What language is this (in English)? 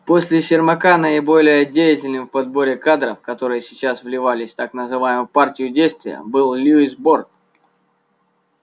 Russian